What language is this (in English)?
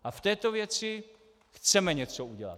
Czech